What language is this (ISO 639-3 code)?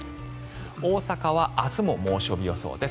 jpn